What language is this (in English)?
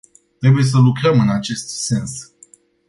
Romanian